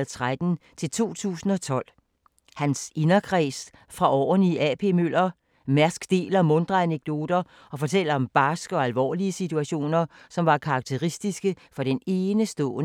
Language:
Danish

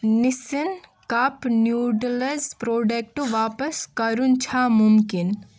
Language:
Kashmiri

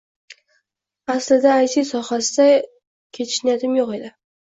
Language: Uzbek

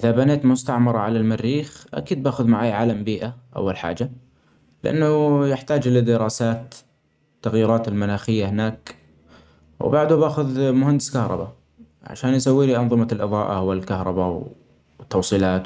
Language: Omani Arabic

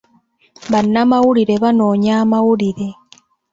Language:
Ganda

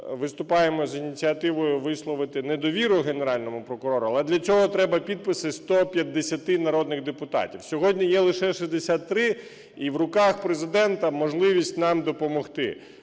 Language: Ukrainian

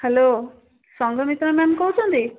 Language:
Odia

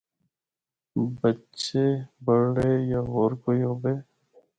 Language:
Northern Hindko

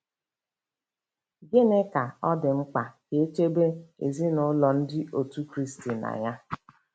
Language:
Igbo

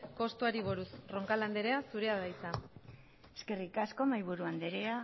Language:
Basque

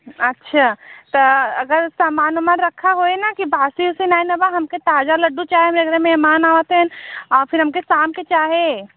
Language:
Hindi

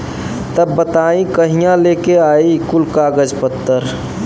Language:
Bhojpuri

